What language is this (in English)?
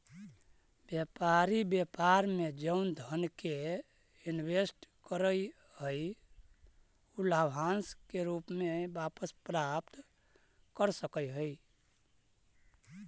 Magahi